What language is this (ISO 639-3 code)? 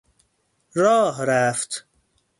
fas